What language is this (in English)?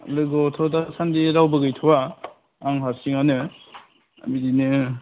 Bodo